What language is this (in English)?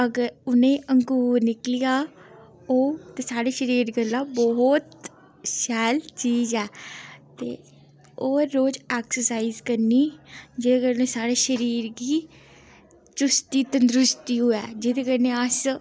Dogri